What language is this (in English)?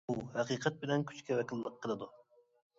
Uyghur